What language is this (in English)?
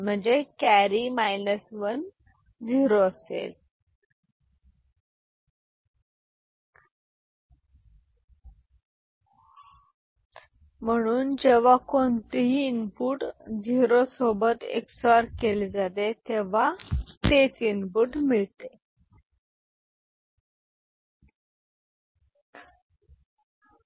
Marathi